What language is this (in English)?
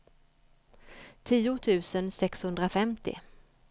Swedish